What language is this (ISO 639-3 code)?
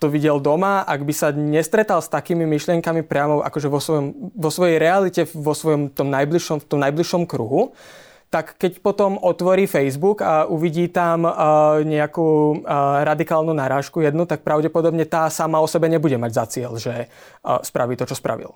slk